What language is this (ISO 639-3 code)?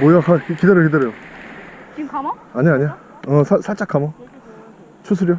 kor